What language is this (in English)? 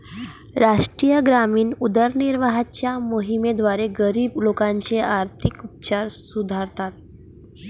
Marathi